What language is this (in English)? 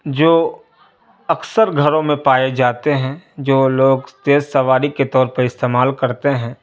Urdu